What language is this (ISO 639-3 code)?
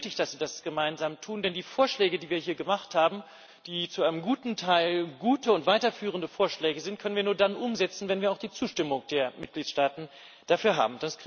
deu